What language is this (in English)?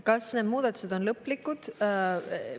Estonian